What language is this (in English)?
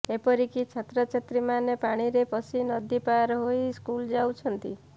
Odia